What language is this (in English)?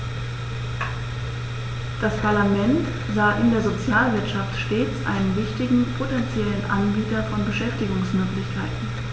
German